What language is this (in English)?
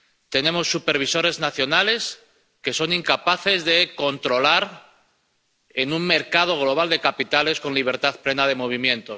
Spanish